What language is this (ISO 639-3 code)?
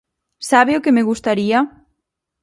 glg